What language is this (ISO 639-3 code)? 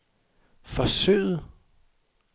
dan